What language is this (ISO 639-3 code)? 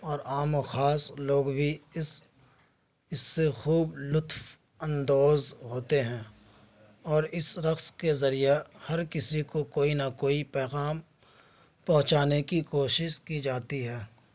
urd